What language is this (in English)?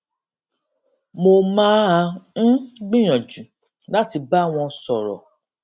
Yoruba